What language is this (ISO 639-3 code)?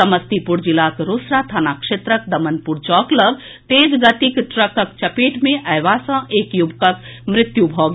mai